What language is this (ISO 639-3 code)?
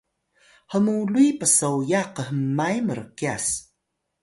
tay